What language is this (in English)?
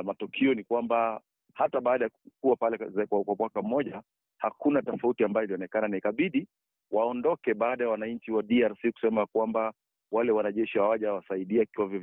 Swahili